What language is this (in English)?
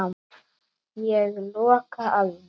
Icelandic